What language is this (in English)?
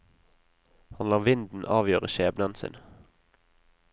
Norwegian